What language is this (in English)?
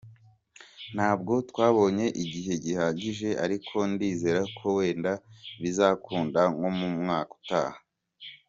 Kinyarwanda